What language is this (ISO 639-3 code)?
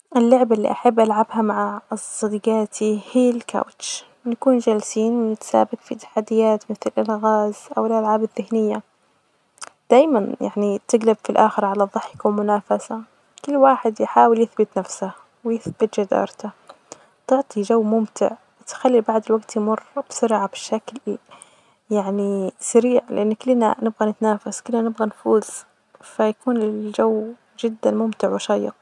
ars